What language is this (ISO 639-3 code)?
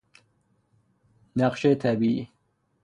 fas